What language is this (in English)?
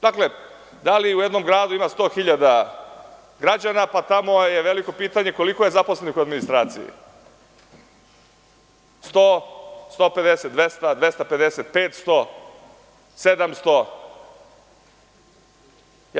Serbian